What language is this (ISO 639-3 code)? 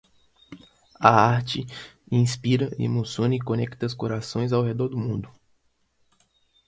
por